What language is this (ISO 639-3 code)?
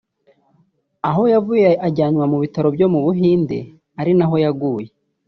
kin